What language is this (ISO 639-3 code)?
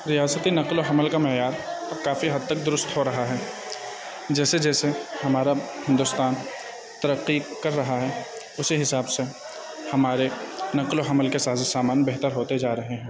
urd